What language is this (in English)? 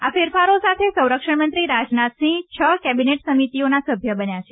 Gujarati